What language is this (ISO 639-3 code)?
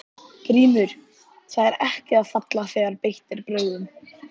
isl